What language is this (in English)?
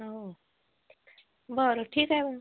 Marathi